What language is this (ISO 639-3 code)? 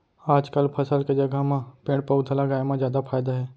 hne